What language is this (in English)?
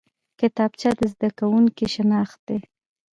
Pashto